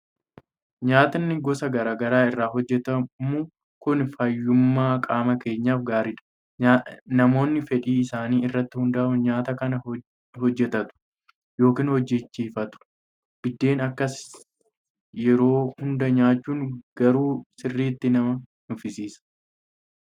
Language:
Oromo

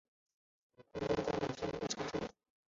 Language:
Chinese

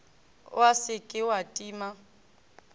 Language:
Northern Sotho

